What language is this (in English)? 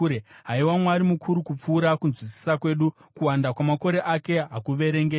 Shona